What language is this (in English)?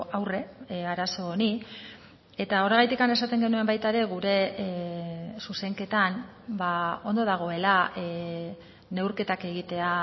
Basque